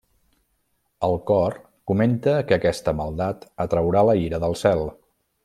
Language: Catalan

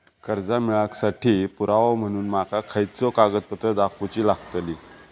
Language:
Marathi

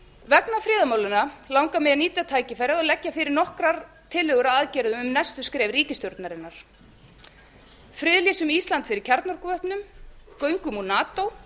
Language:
Icelandic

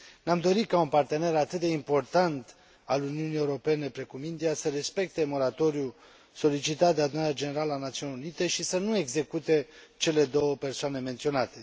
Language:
Romanian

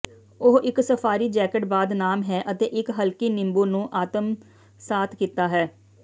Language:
Punjabi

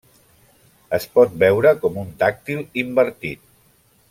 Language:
Catalan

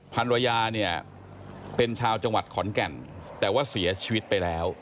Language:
Thai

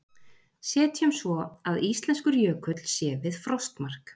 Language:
Icelandic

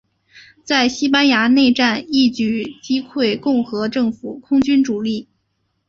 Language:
Chinese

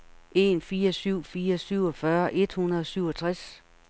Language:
Danish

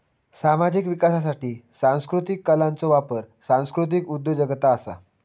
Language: Marathi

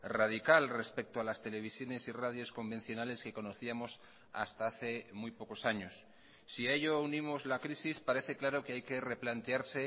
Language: Spanish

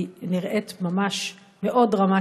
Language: Hebrew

